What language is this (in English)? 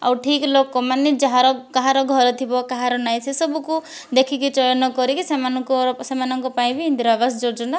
Odia